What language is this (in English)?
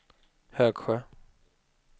Swedish